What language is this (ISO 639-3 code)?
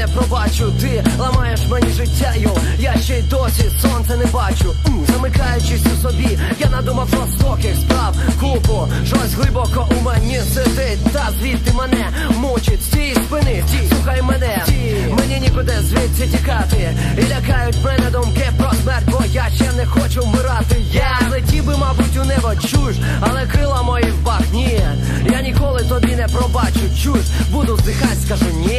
ukr